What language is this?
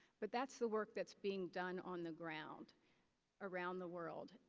English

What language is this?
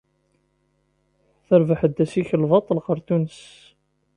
Kabyle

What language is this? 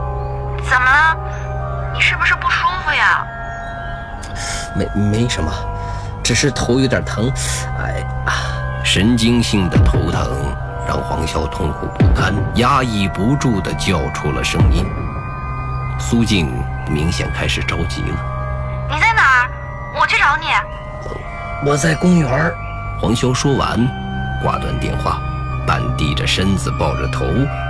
Chinese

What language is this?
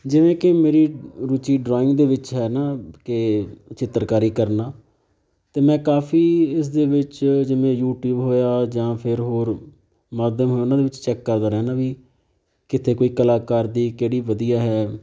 Punjabi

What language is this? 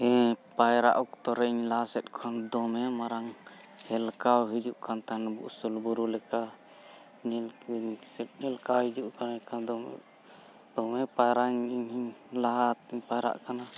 Santali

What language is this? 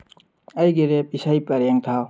Manipuri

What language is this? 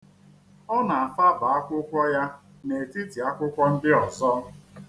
Igbo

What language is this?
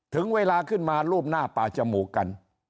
Thai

